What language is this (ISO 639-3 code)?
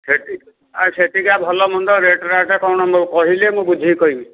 ori